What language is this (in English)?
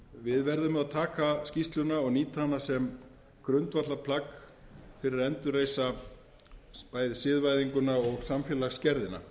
Icelandic